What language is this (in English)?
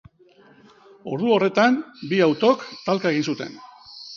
Basque